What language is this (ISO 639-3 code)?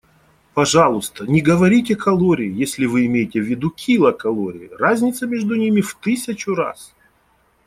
rus